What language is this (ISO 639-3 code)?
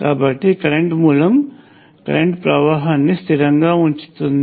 tel